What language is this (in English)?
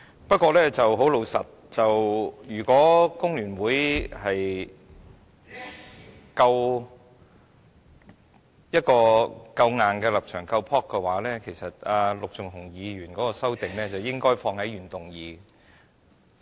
Cantonese